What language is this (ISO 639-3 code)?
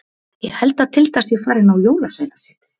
isl